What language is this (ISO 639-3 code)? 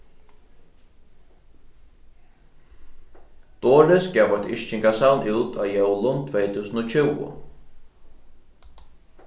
fao